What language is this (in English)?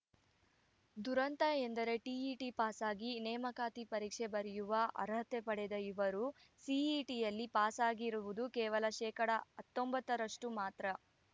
Kannada